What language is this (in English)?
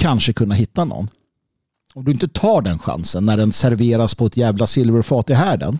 Swedish